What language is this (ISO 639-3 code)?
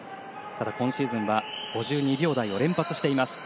jpn